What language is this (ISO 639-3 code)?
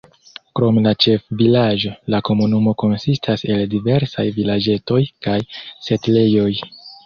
epo